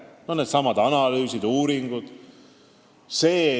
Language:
Estonian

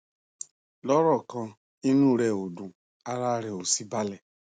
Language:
Yoruba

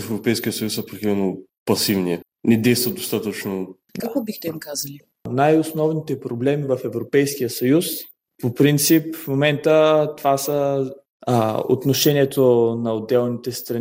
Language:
Bulgarian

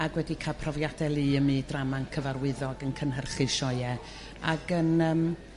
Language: Welsh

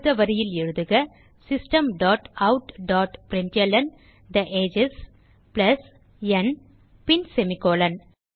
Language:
Tamil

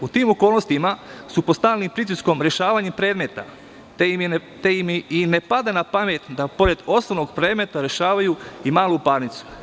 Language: Serbian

